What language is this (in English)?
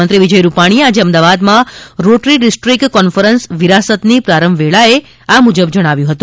Gujarati